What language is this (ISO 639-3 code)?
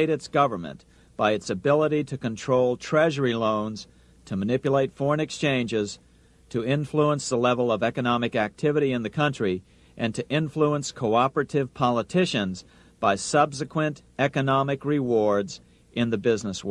eng